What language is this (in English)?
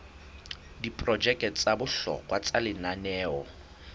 Southern Sotho